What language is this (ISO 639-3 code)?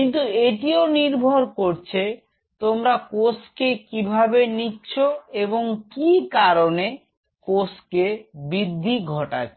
ben